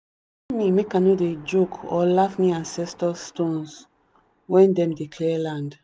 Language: Nigerian Pidgin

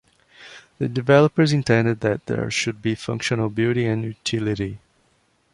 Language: English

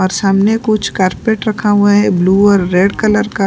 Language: Hindi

